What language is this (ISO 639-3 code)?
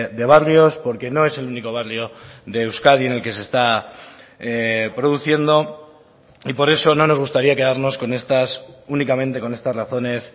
spa